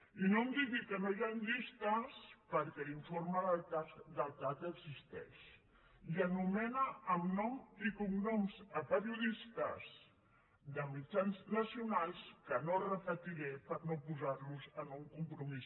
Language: Catalan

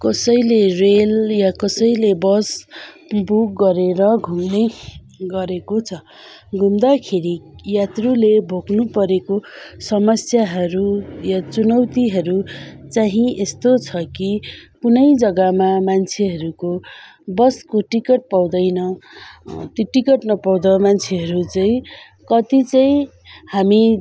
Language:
Nepali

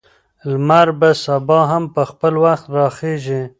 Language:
Pashto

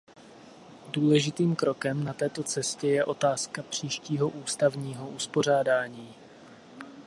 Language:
Czech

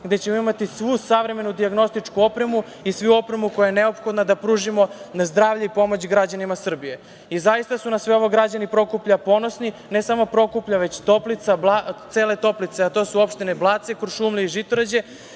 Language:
Serbian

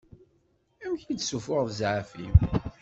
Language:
Kabyle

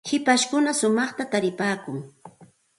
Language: Santa Ana de Tusi Pasco Quechua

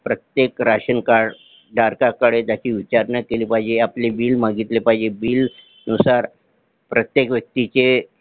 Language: Marathi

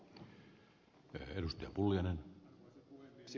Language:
Finnish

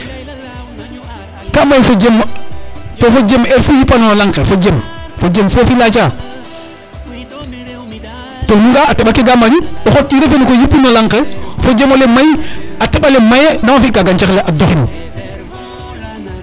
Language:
Serer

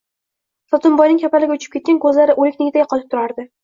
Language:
Uzbek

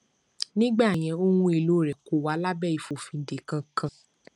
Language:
Yoruba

